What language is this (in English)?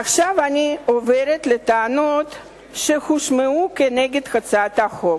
Hebrew